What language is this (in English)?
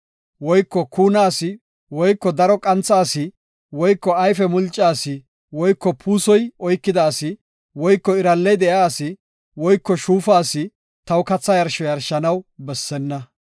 Gofa